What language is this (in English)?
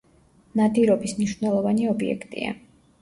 Georgian